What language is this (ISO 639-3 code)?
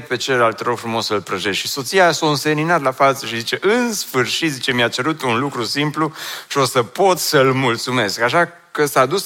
ron